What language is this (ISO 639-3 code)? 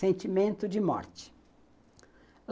por